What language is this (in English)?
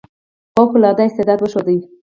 Pashto